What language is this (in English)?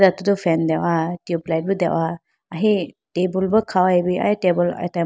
Idu-Mishmi